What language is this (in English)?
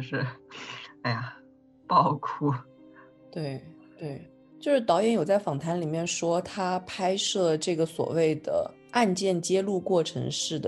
Chinese